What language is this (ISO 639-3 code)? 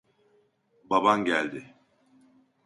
tur